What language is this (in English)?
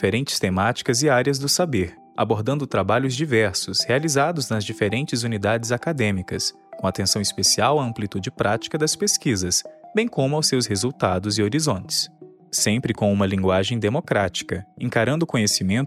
Portuguese